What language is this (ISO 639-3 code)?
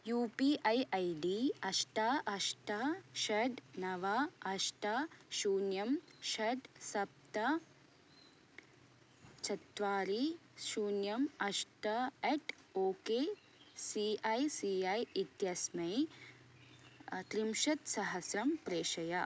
san